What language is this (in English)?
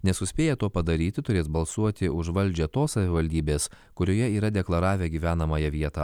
Lithuanian